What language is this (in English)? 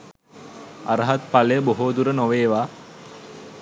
Sinhala